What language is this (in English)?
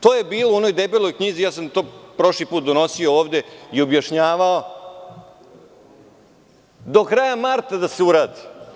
Serbian